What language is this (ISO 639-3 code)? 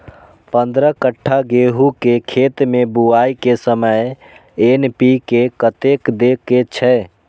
mai